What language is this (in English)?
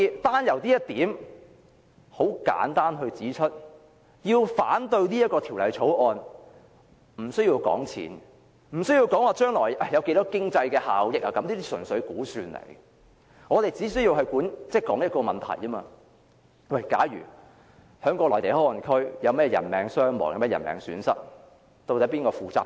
Cantonese